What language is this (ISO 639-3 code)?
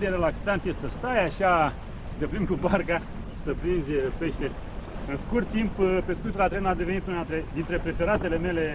ron